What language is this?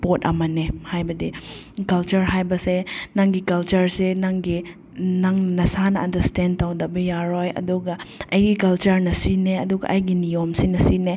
Manipuri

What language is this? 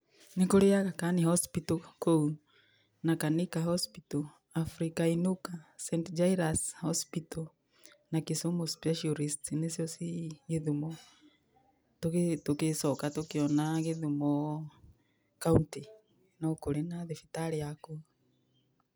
Kikuyu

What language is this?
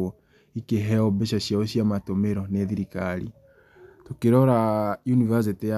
Kikuyu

